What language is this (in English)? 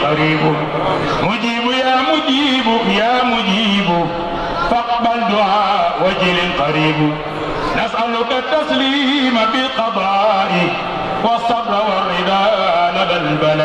Arabic